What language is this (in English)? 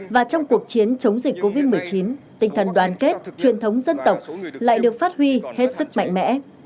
Vietnamese